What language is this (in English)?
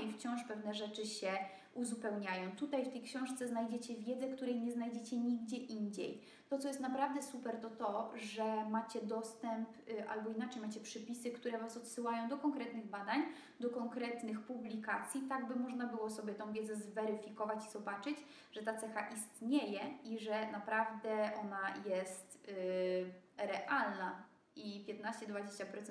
Polish